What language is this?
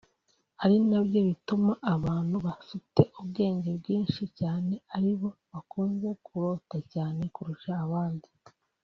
Kinyarwanda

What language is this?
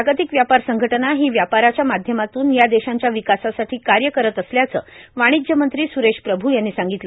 Marathi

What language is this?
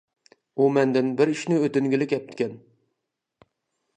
Uyghur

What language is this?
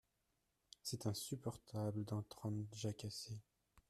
French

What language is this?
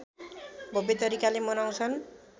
Nepali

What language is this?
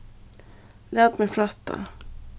Faroese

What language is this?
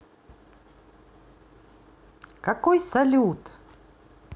Russian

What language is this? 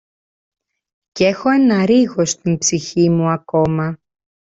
Greek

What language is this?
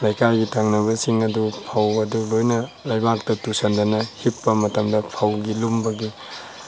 Manipuri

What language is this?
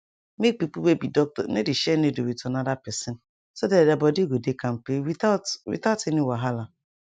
Nigerian Pidgin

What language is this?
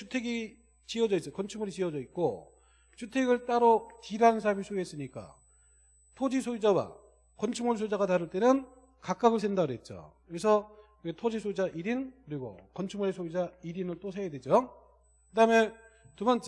Korean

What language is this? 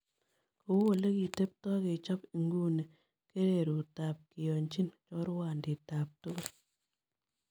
Kalenjin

